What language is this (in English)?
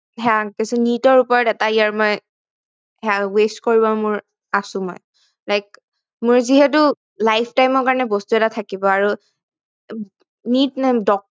Assamese